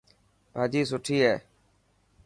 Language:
Dhatki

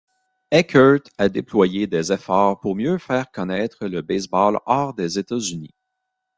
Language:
French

